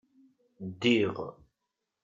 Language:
Kabyle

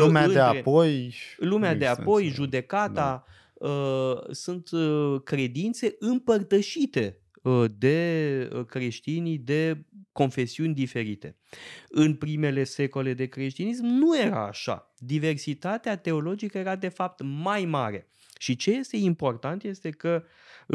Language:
Romanian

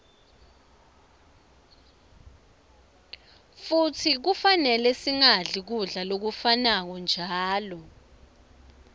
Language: Swati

